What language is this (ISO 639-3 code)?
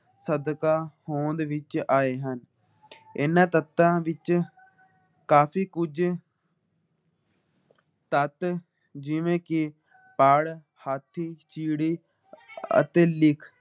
pan